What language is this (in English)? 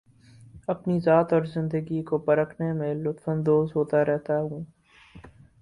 Urdu